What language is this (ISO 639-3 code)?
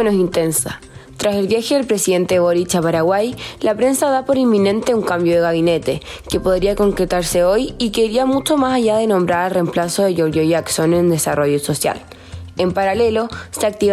spa